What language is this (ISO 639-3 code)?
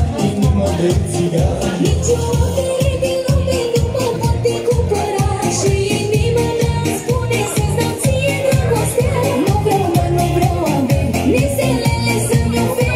ron